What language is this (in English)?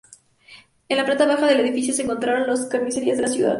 Spanish